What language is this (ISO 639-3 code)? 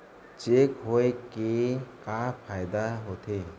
hne